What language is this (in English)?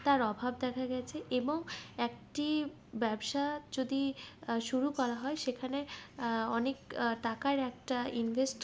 Bangla